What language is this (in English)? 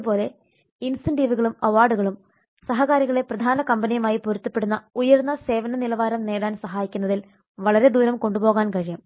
Malayalam